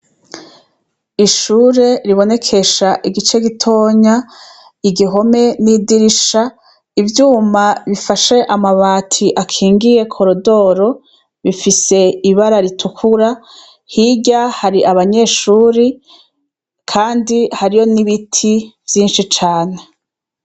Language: Rundi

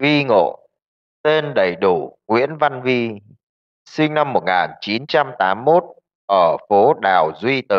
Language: Vietnamese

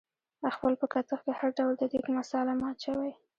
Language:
Pashto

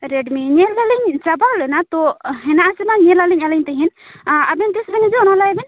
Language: Santali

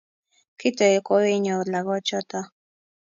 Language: Kalenjin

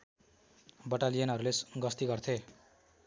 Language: Nepali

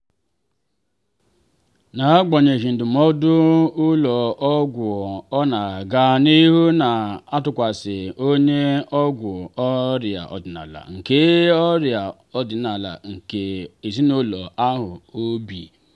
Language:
Igbo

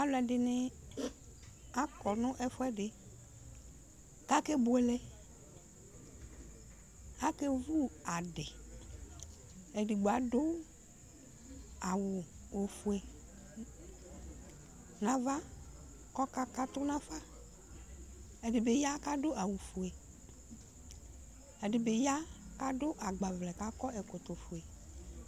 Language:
Ikposo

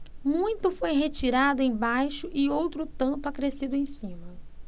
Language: Portuguese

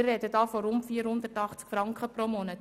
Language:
Swiss German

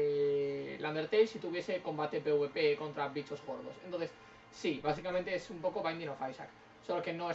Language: Spanish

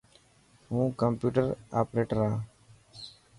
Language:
Dhatki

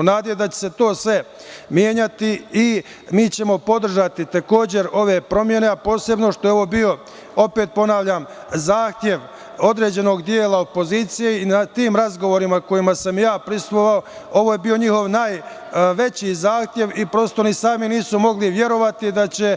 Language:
Serbian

